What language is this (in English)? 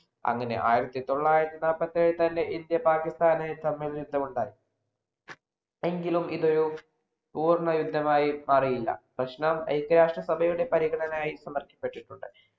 Malayalam